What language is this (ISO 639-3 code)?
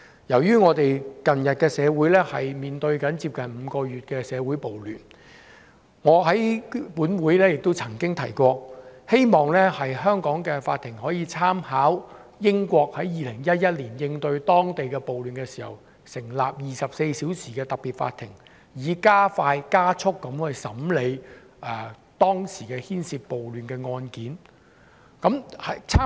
yue